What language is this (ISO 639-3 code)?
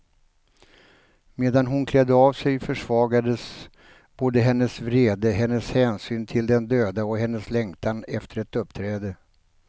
swe